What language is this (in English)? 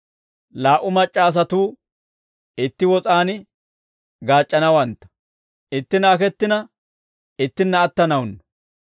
Dawro